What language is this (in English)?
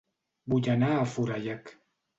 Catalan